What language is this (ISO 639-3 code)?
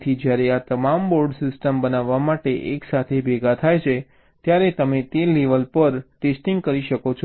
guj